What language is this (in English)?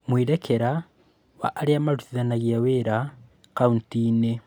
Kikuyu